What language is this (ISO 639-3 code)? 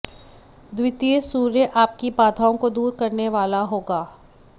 hin